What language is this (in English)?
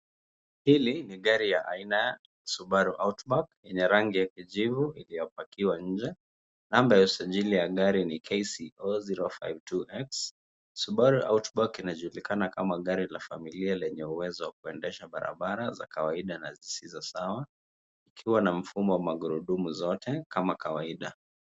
Swahili